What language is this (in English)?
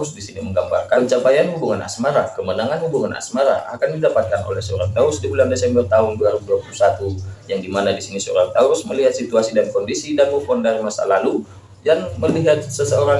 Indonesian